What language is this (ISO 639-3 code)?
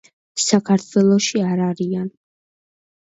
kat